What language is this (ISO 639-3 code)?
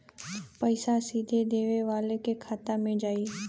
bho